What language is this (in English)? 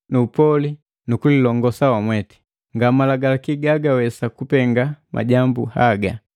Matengo